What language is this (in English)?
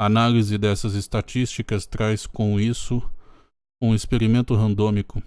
Portuguese